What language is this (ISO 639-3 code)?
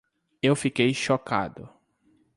por